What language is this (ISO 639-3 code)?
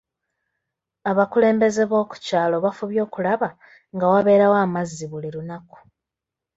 lug